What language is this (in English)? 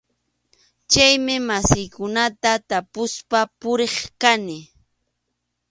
Arequipa-La Unión Quechua